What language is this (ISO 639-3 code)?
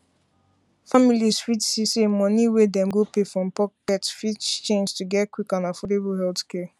pcm